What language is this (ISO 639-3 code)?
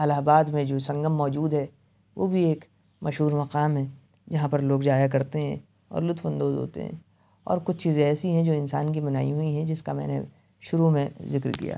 urd